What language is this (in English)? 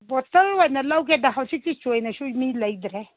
Manipuri